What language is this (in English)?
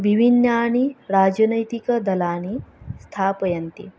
Sanskrit